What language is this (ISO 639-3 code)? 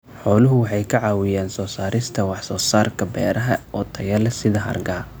som